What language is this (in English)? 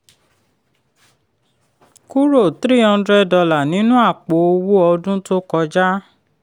Yoruba